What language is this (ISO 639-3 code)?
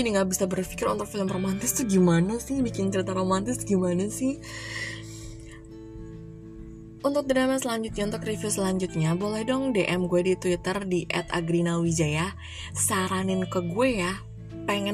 ind